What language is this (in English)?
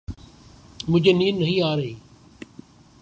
Urdu